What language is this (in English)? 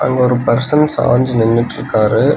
Tamil